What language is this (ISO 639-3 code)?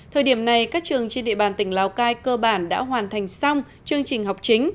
vie